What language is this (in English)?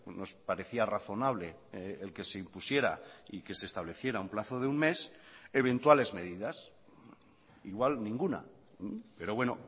Spanish